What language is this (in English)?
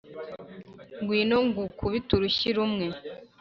Kinyarwanda